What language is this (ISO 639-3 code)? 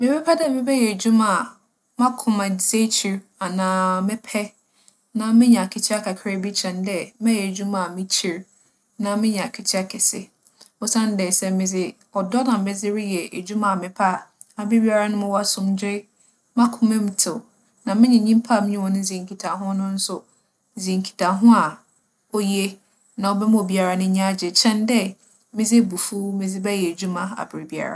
aka